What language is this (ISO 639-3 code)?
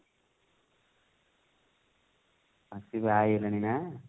ori